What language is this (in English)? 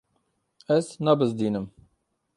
Kurdish